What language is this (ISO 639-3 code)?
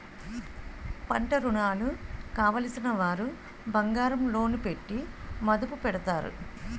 tel